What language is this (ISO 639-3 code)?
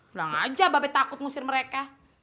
ind